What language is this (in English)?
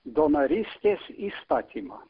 Lithuanian